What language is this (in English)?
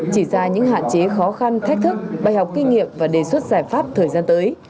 Vietnamese